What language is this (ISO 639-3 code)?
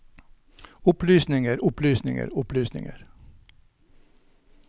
nor